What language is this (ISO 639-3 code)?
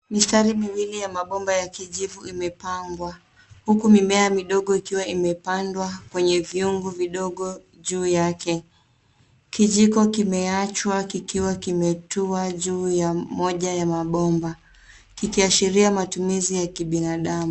swa